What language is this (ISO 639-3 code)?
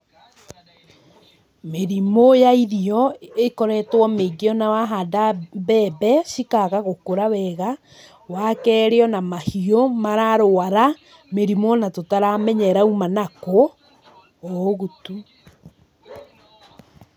kik